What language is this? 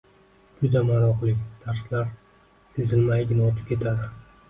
Uzbek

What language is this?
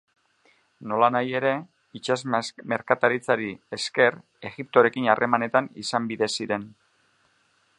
Basque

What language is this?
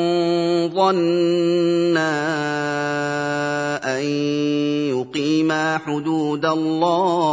Arabic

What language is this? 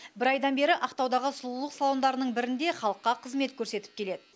Kazakh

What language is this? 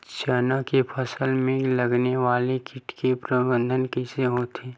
Chhattisgarhi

